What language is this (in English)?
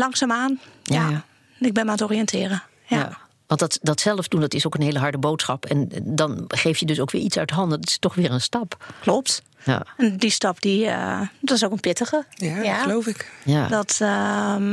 Dutch